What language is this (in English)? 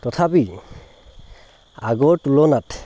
Assamese